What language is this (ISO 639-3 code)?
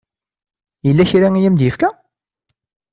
kab